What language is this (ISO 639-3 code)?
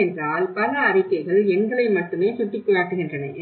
tam